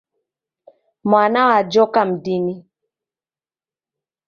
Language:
Taita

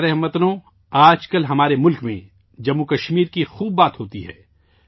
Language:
Urdu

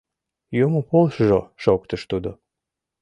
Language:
Mari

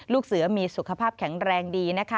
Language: Thai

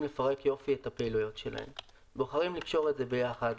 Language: Hebrew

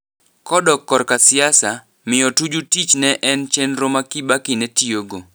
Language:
Luo (Kenya and Tanzania)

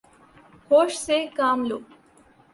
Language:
Urdu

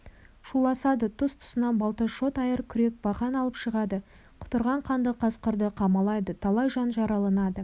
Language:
Kazakh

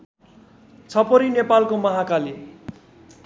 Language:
Nepali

